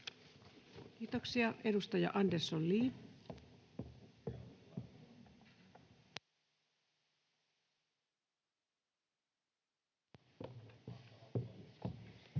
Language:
Finnish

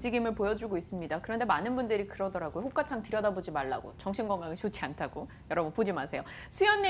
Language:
Korean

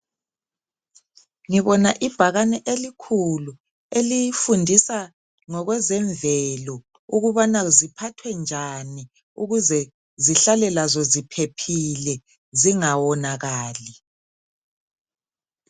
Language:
North Ndebele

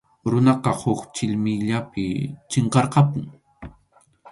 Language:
Arequipa-La Unión Quechua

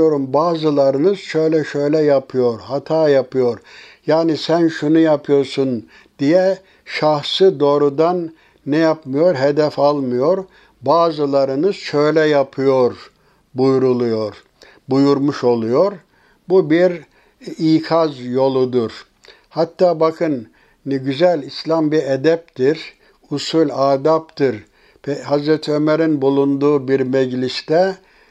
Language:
Turkish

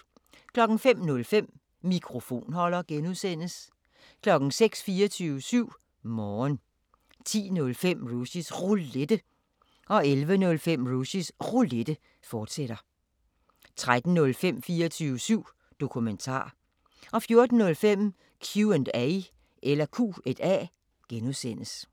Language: Danish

